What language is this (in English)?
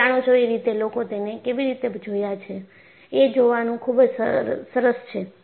Gujarati